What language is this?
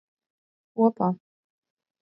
Latvian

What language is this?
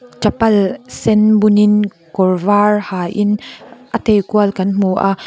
Mizo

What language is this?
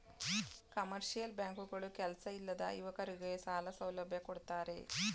Kannada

